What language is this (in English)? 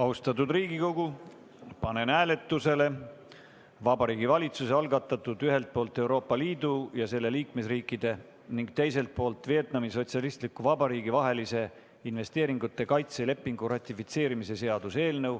Estonian